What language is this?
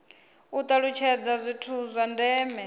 Venda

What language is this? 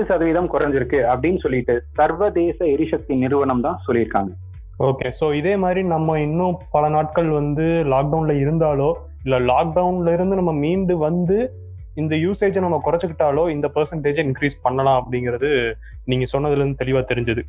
Tamil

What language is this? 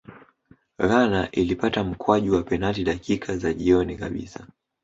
Swahili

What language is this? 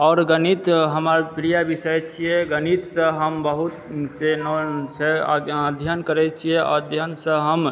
Maithili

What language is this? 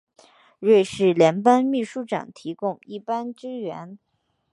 Chinese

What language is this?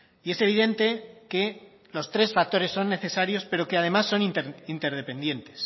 Spanish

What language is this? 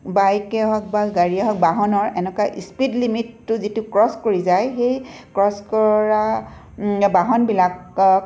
Assamese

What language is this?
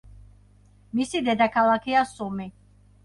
Georgian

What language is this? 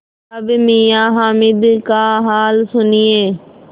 Hindi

